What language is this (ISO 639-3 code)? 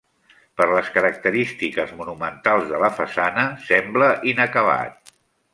cat